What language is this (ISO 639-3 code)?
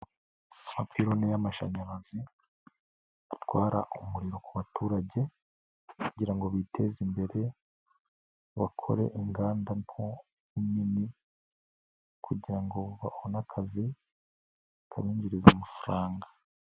kin